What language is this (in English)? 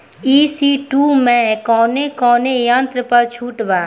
Bhojpuri